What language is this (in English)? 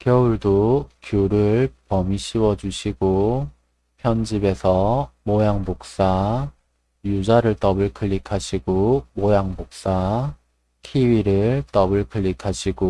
Korean